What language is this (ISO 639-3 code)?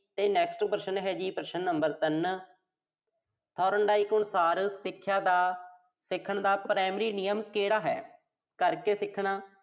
pan